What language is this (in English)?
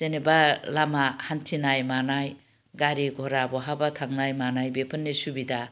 Bodo